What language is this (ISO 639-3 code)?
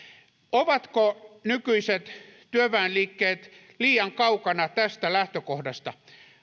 fin